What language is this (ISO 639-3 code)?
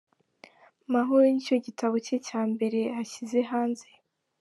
kin